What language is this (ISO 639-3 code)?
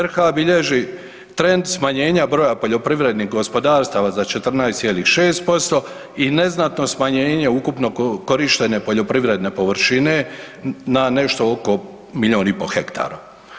hrv